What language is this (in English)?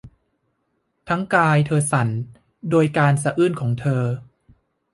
Thai